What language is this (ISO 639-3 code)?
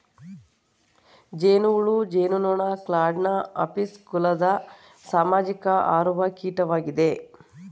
kan